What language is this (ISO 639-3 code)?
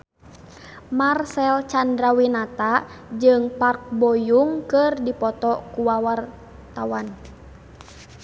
sun